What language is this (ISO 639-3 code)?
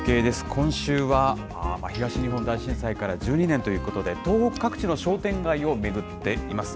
jpn